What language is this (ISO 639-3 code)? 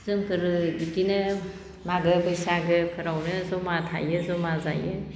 brx